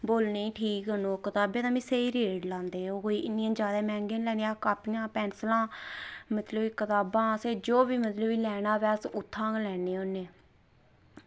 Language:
Dogri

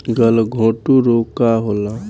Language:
Bhojpuri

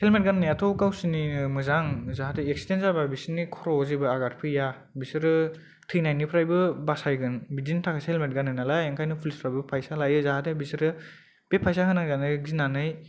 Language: Bodo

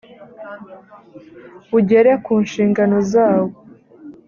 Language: Kinyarwanda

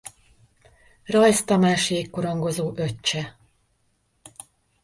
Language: Hungarian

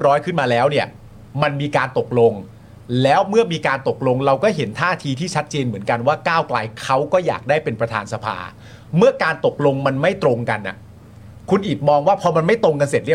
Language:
Thai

